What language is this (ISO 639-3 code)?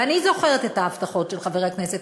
heb